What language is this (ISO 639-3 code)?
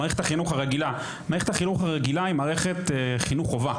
heb